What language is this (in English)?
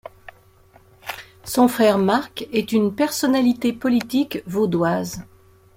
French